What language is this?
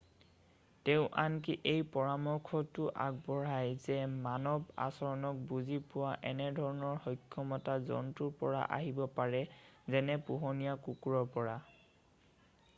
Assamese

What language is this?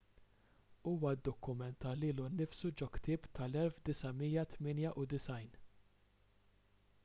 Maltese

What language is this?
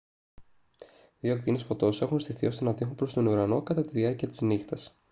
Greek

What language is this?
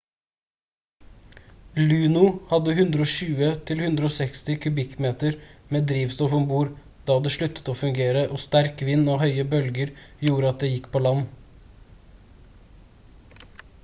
Norwegian Bokmål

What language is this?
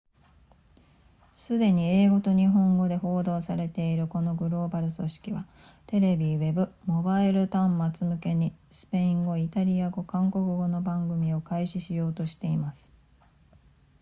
Japanese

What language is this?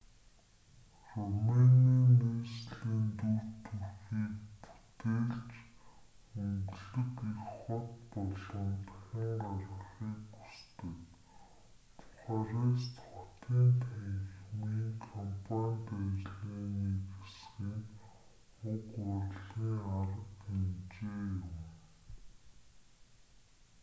Mongolian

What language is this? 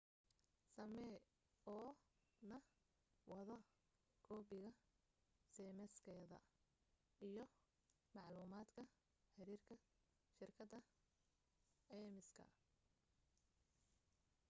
Somali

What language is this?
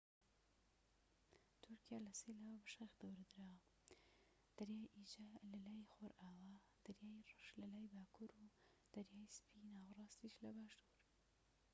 Central Kurdish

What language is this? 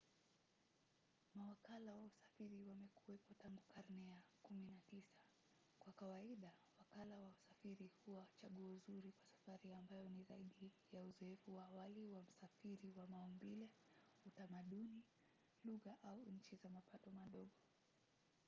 Swahili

